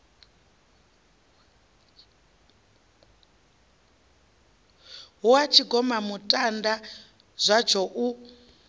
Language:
Venda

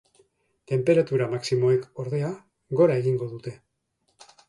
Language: Basque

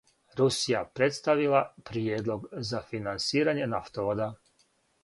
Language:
Serbian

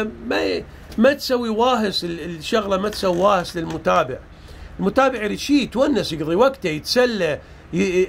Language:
Arabic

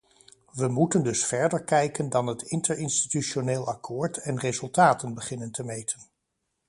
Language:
Dutch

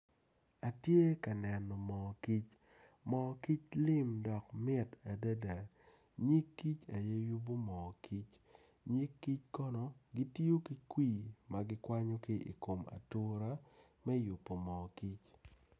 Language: Acoli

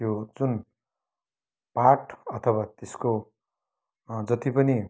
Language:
Nepali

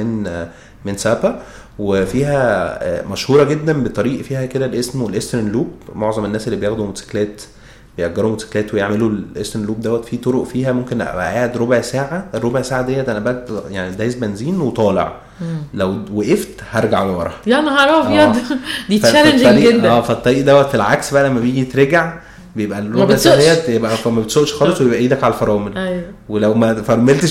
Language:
Arabic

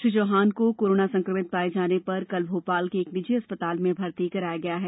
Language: Hindi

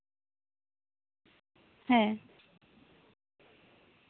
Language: Santali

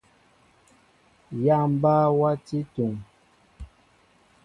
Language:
Mbo (Cameroon)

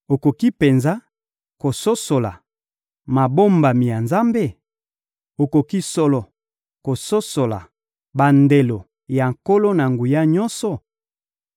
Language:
Lingala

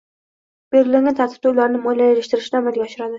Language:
Uzbek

